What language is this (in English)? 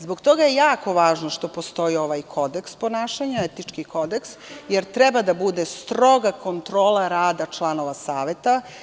Serbian